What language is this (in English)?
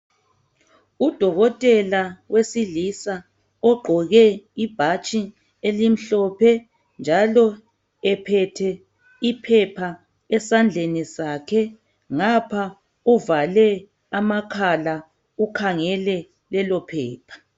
North Ndebele